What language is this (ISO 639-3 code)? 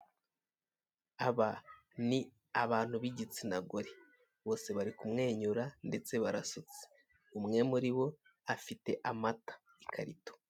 kin